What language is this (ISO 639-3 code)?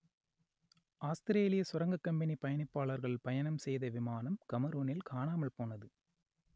tam